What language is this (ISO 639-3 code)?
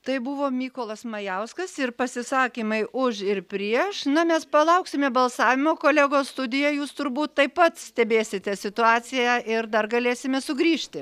lit